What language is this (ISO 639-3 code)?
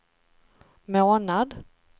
swe